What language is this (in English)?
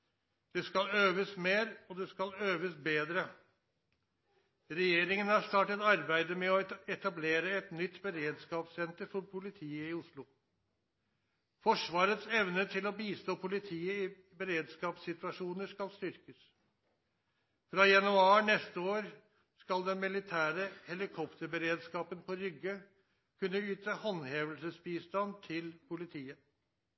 Norwegian Nynorsk